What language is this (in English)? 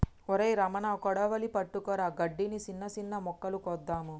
Telugu